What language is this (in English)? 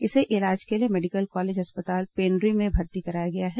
Hindi